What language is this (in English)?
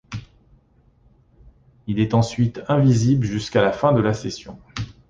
French